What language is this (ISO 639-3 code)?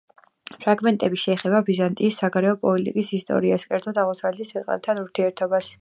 kat